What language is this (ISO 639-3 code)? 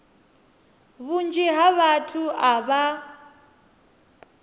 ven